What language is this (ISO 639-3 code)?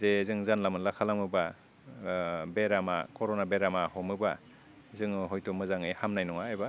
brx